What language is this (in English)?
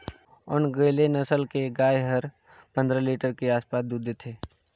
Chhattisgarhi